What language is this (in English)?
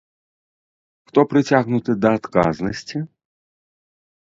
Belarusian